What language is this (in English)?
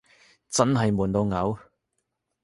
Cantonese